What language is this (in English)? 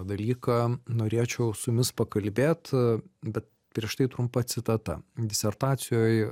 Lithuanian